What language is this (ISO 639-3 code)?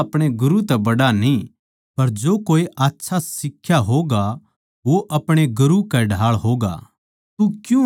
bgc